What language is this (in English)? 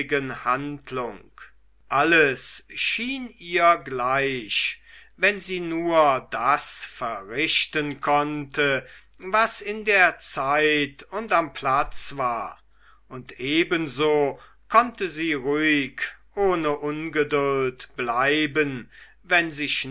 German